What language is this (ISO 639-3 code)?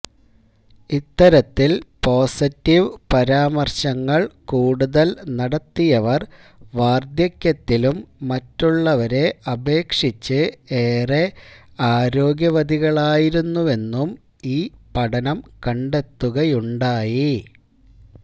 mal